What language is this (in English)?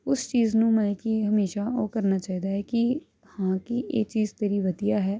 Punjabi